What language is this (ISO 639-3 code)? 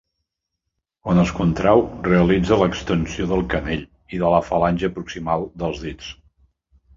cat